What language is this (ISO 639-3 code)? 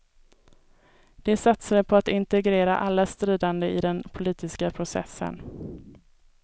swe